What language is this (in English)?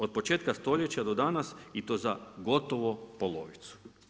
Croatian